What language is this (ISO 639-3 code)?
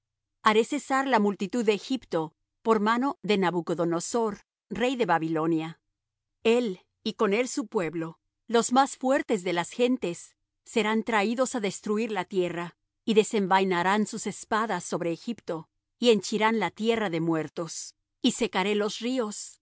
spa